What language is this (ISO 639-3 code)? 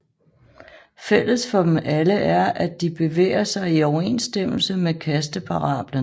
dan